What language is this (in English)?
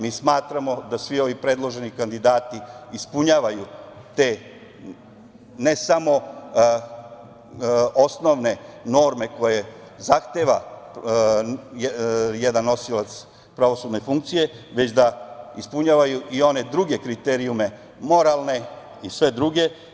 Serbian